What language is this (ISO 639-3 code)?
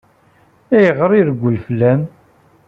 kab